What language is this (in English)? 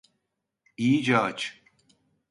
Turkish